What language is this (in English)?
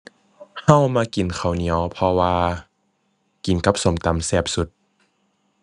Thai